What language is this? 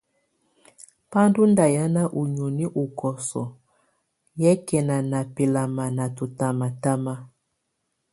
Tunen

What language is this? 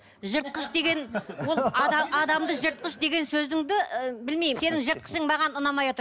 Kazakh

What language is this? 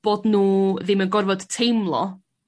Welsh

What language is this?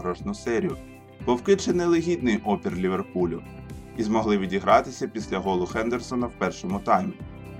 Ukrainian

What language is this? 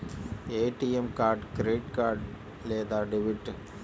Telugu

